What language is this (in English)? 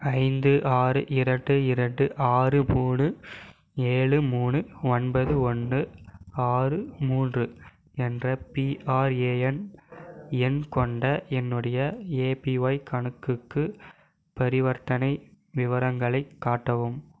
Tamil